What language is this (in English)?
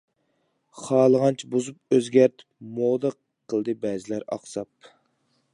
Uyghur